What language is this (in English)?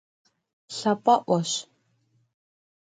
Kabardian